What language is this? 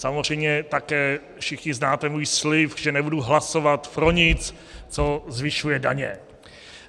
Czech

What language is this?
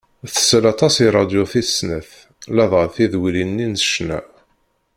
Kabyle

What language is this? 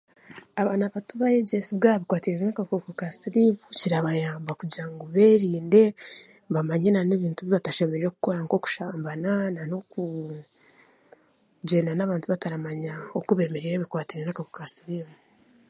Chiga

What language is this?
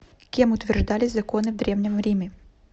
Russian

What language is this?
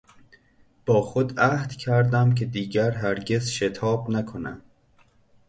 Persian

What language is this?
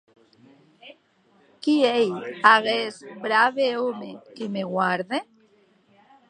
Occitan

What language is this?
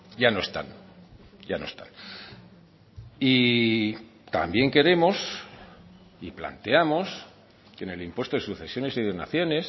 Spanish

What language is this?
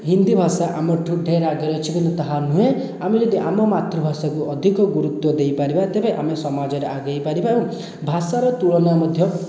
Odia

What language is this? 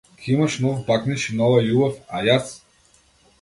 Macedonian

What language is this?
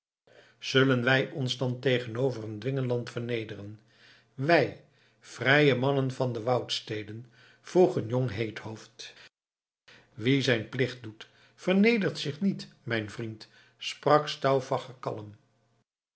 Dutch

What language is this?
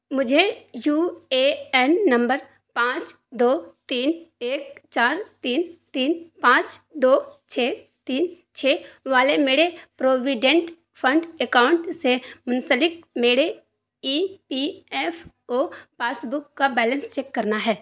Urdu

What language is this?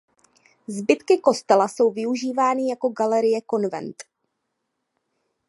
Czech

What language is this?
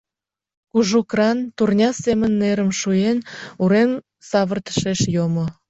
Mari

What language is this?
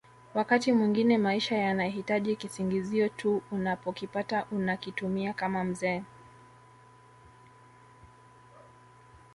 Swahili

